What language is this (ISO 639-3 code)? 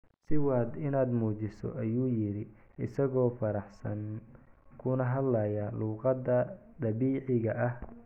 som